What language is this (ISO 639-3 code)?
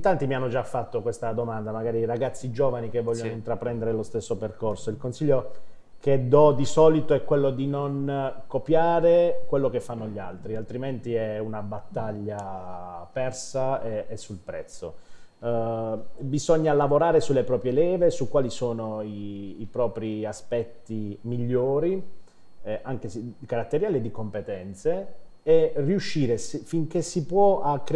ita